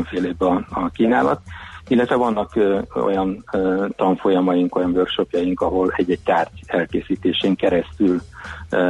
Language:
Hungarian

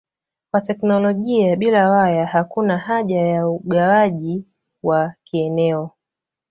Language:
Swahili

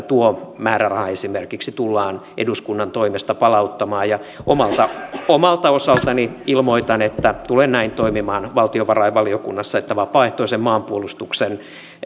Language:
Finnish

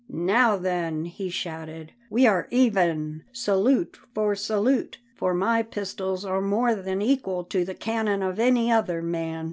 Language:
English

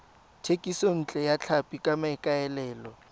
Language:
Tswana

